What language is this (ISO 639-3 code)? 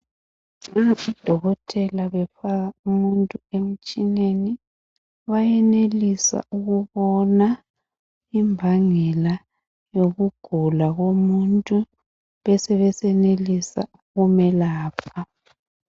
nde